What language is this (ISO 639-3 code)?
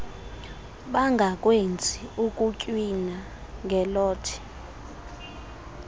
xho